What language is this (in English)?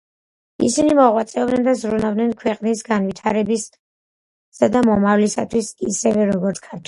Georgian